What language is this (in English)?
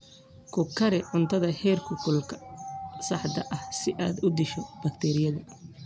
Somali